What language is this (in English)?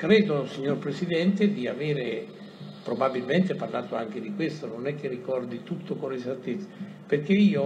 Italian